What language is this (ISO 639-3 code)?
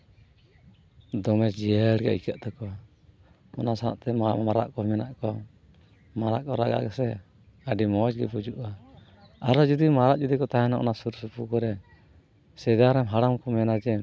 sat